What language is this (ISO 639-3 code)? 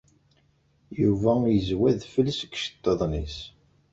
kab